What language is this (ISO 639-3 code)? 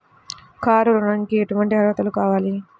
tel